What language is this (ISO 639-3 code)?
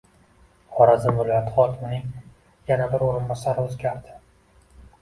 uzb